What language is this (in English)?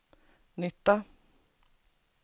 Swedish